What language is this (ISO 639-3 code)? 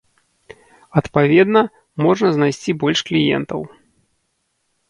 bel